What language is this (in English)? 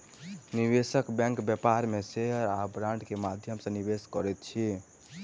Maithili